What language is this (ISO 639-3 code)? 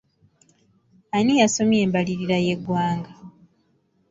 lug